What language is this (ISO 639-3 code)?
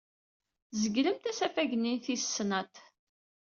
kab